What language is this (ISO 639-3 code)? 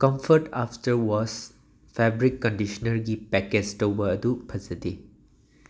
mni